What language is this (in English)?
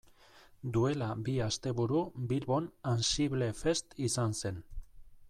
Basque